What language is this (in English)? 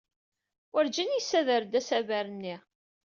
Kabyle